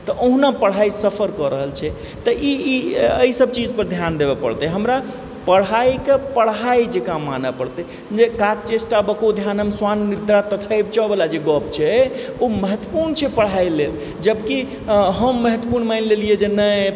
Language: Maithili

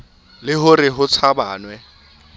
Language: Southern Sotho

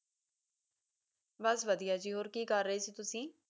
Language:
Punjabi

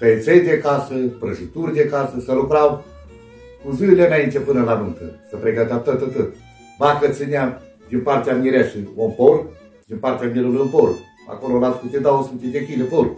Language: Romanian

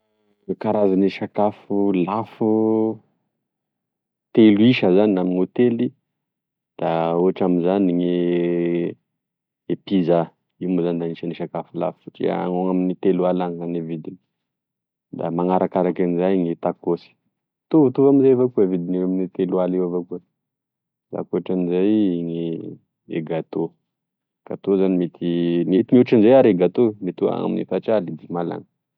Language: Tesaka Malagasy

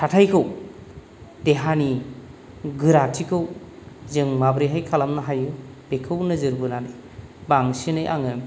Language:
Bodo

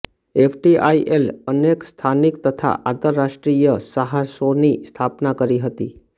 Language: Gujarati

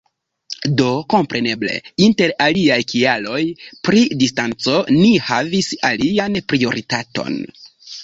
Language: Esperanto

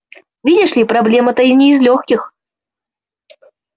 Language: Russian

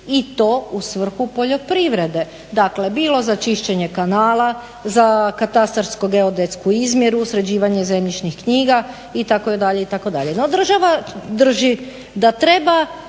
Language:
Croatian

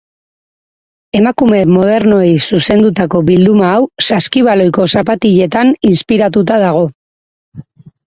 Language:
Basque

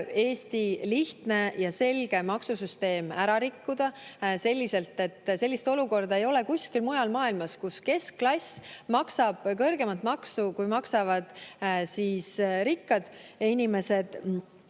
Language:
Estonian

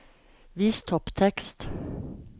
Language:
Norwegian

